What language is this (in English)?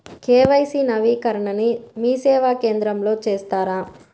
Telugu